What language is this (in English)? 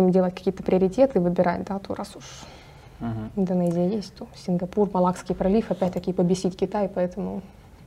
Russian